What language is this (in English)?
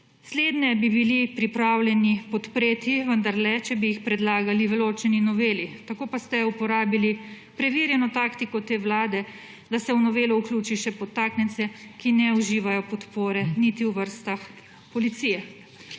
Slovenian